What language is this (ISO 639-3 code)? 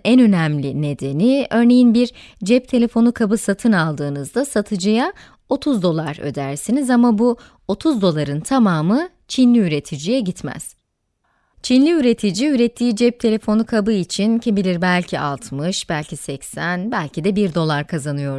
tur